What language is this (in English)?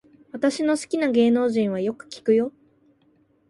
Japanese